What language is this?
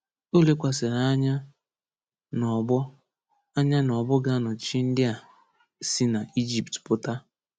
Igbo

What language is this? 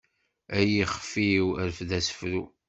Kabyle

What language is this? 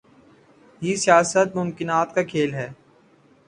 Urdu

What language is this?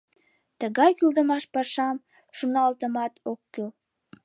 Mari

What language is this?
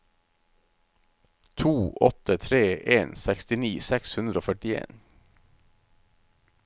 Norwegian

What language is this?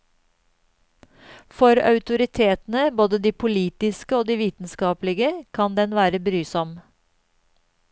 Norwegian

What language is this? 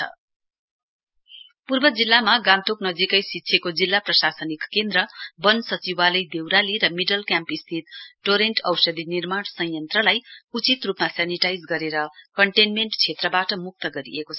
Nepali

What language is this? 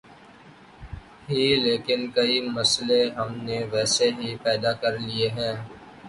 Urdu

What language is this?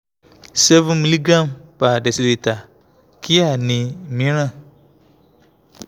Yoruba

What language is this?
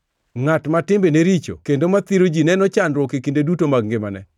Luo (Kenya and Tanzania)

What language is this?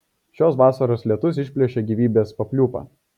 Lithuanian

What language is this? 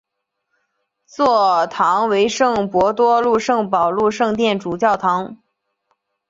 Chinese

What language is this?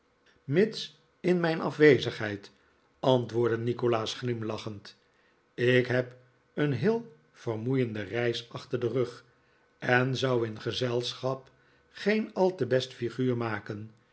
Dutch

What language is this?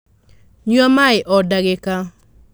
Kikuyu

